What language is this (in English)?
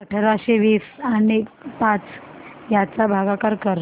Marathi